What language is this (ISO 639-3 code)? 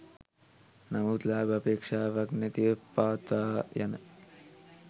sin